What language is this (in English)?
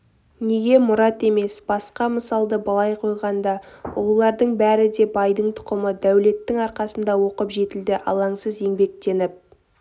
Kazakh